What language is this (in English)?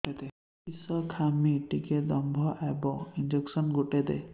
Odia